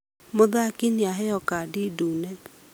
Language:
Kikuyu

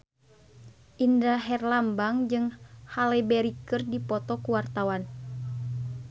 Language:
Sundanese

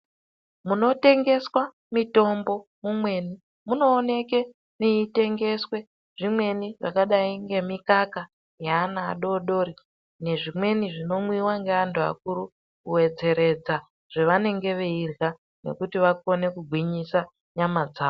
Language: Ndau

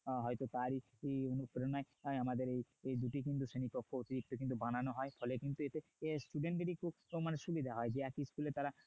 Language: Bangla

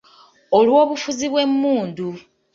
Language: Ganda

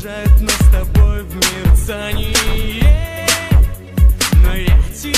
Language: Romanian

